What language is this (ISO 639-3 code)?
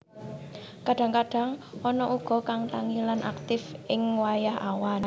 jav